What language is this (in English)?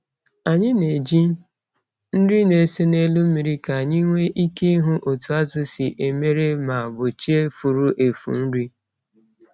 Igbo